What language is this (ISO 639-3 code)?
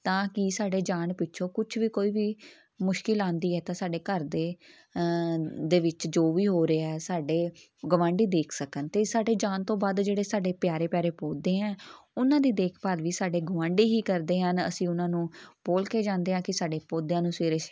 pan